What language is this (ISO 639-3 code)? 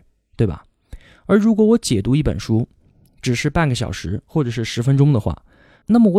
zho